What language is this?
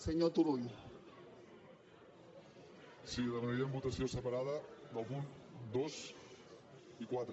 Catalan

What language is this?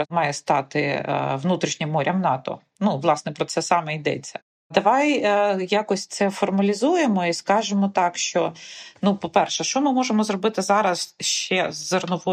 Ukrainian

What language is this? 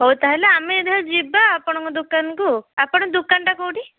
Odia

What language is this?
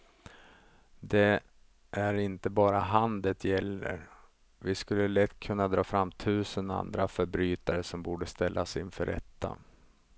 Swedish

